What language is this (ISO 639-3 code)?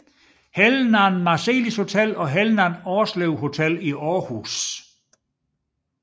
dan